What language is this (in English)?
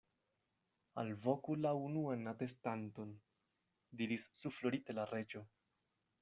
Esperanto